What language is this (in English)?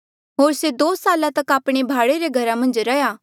Mandeali